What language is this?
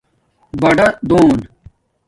Domaaki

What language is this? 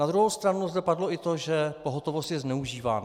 Czech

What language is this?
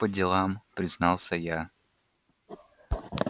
Russian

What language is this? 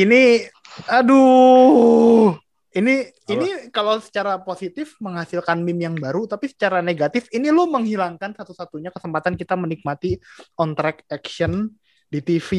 Indonesian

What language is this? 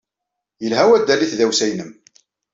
Kabyle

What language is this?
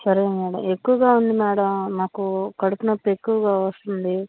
Telugu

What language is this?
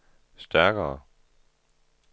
Danish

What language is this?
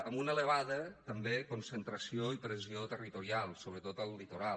Catalan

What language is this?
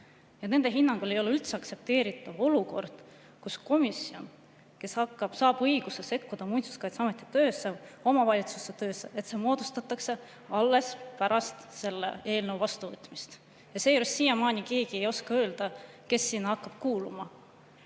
Estonian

